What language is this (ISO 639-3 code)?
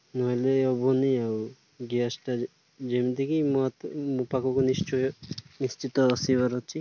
ori